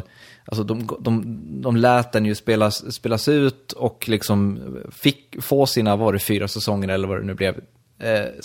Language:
Swedish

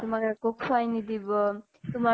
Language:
Assamese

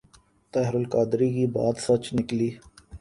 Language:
Urdu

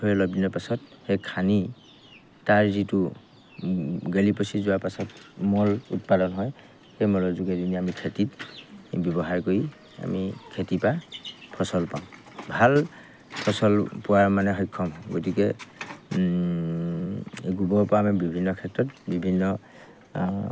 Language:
Assamese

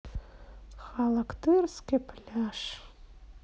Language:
Russian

